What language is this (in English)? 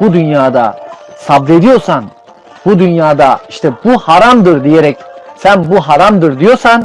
Turkish